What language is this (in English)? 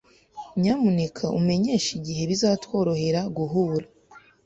Kinyarwanda